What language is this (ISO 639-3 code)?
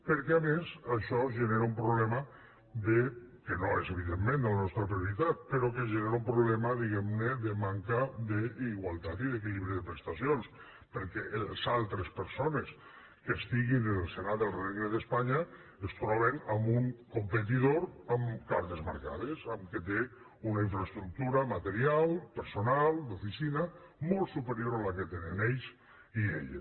cat